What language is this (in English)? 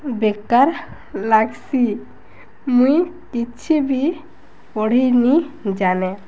Odia